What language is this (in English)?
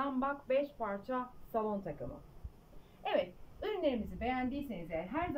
Turkish